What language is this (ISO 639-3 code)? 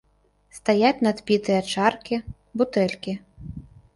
bel